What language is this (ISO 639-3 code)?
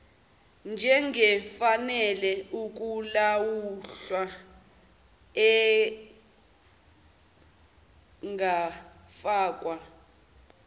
zul